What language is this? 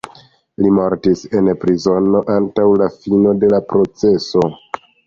Esperanto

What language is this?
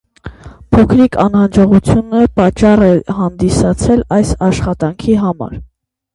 Armenian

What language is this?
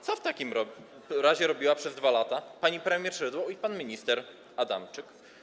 Polish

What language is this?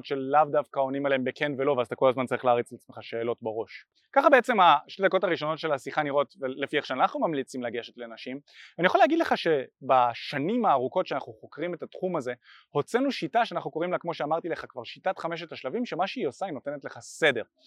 Hebrew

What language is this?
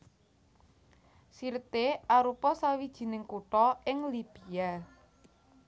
Javanese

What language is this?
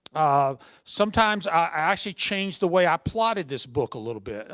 English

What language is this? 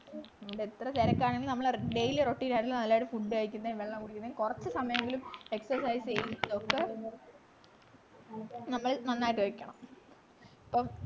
Malayalam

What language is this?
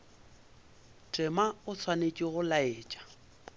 Northern Sotho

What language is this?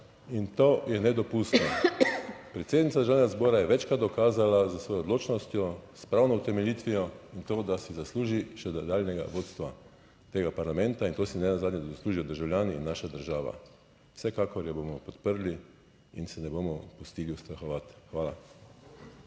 Slovenian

